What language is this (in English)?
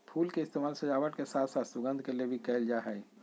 Magahi